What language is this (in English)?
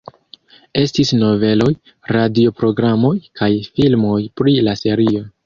Esperanto